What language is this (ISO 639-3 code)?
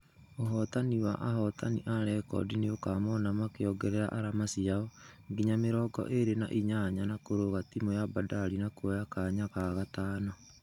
kik